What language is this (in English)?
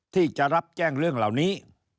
Thai